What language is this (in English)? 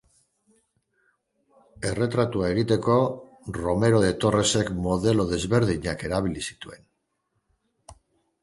Basque